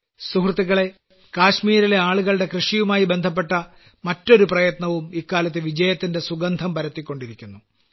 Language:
Malayalam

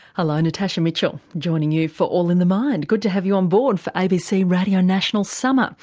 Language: English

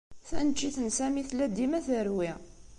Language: Kabyle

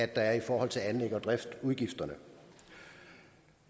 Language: Danish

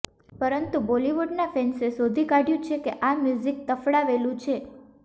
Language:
Gujarati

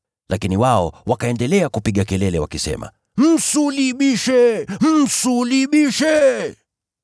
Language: Swahili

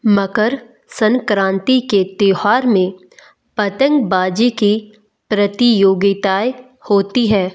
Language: Hindi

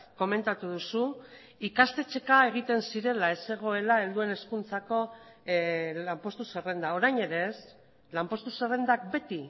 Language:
Basque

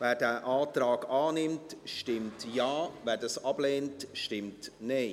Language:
Swiss German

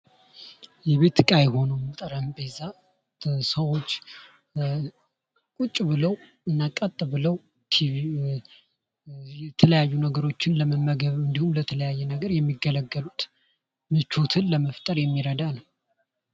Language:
Amharic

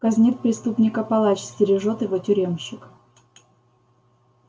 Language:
Russian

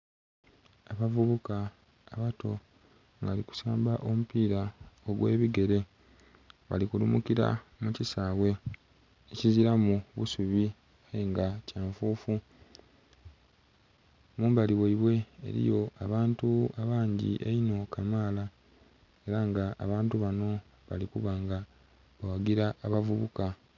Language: Soga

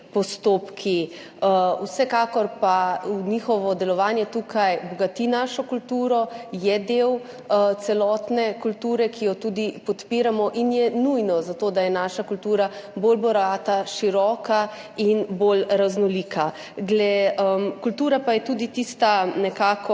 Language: Slovenian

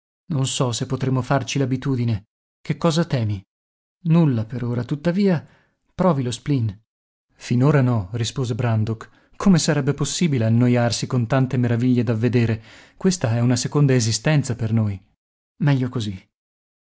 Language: Italian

